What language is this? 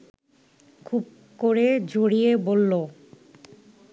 Bangla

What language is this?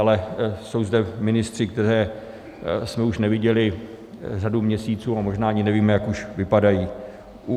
Czech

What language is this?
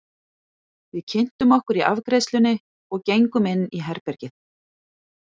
Icelandic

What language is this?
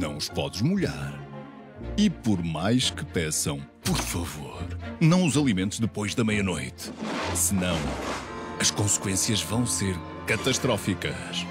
Portuguese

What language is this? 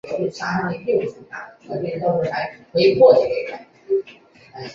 Chinese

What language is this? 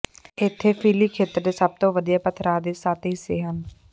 Punjabi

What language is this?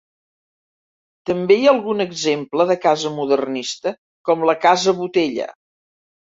Catalan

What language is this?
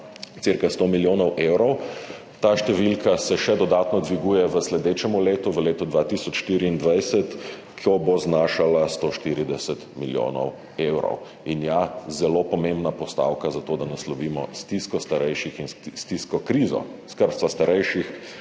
Slovenian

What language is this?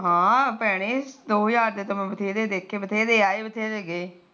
Punjabi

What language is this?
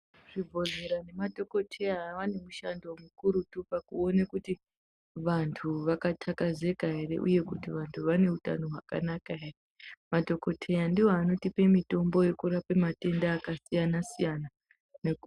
Ndau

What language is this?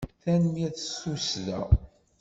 Kabyle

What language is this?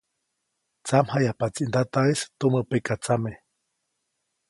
Copainalá Zoque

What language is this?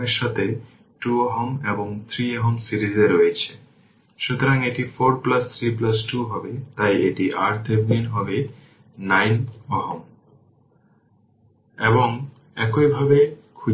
Bangla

